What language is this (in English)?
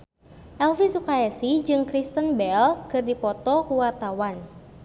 Sundanese